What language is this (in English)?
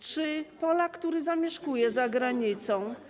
Polish